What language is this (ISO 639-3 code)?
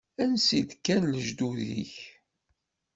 kab